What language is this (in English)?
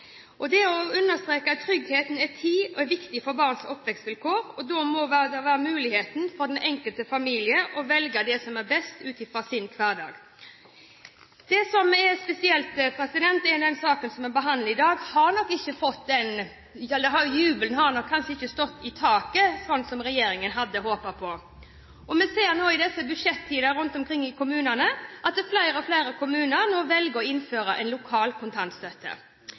Norwegian Bokmål